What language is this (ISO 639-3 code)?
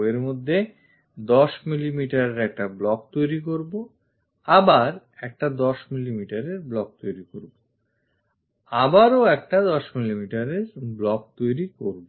ben